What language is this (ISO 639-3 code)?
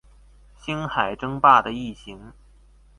zho